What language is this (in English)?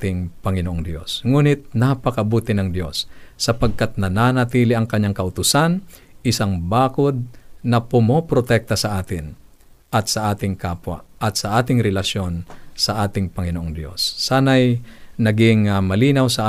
Filipino